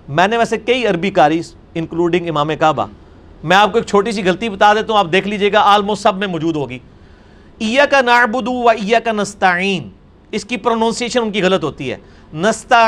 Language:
Urdu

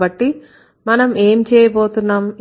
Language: Telugu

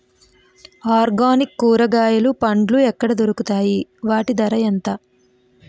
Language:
Telugu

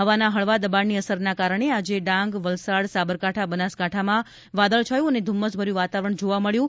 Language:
Gujarati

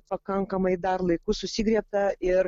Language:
Lithuanian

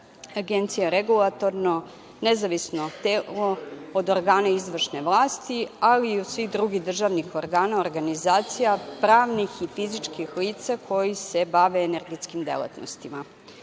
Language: Serbian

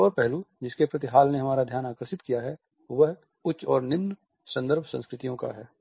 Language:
Hindi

